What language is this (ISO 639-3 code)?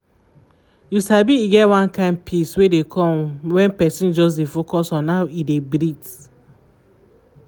pcm